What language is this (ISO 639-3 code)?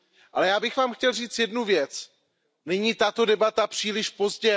ces